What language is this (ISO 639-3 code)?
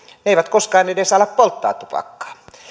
fin